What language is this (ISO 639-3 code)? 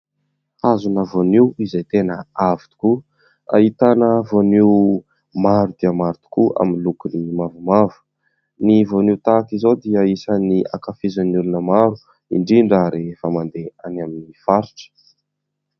mlg